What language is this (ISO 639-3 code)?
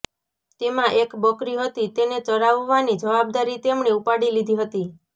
guj